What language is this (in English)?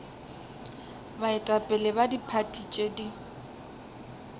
Northern Sotho